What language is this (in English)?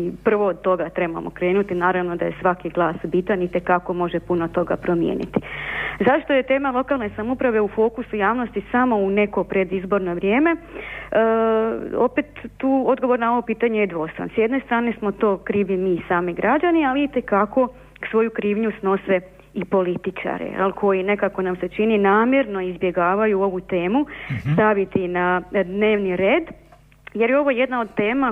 Croatian